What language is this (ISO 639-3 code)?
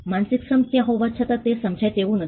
guj